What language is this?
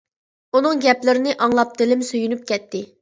Uyghur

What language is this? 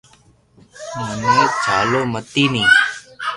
Loarki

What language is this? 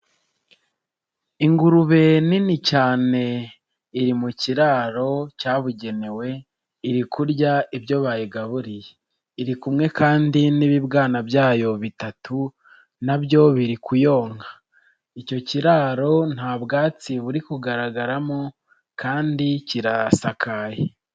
Kinyarwanda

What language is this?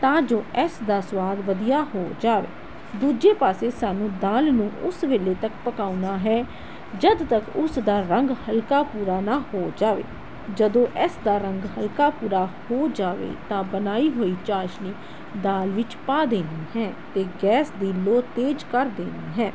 Punjabi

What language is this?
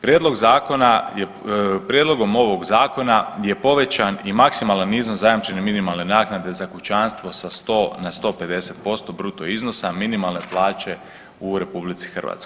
Croatian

